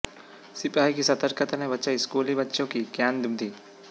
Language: Hindi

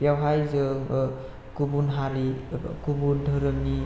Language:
Bodo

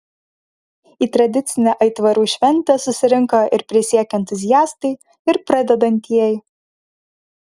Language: Lithuanian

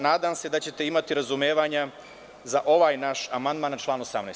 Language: Serbian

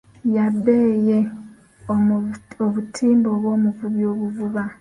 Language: Ganda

